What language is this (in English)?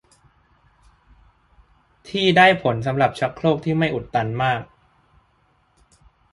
Thai